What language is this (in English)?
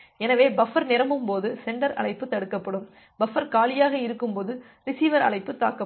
Tamil